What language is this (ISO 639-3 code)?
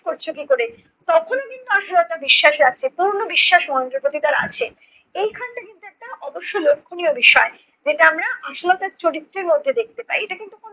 ben